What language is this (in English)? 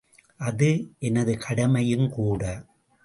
Tamil